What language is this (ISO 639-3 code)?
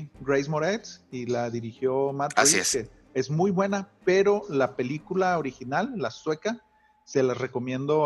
spa